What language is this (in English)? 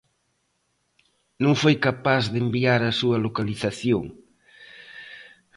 Galician